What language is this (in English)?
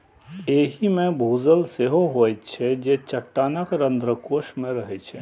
Maithili